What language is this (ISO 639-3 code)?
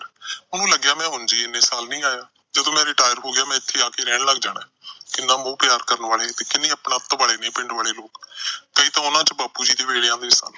pan